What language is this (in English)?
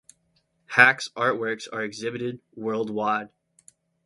English